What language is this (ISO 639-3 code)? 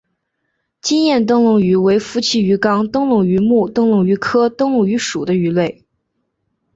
zho